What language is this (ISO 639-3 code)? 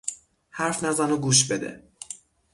fas